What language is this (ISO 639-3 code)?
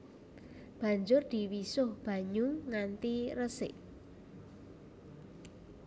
jav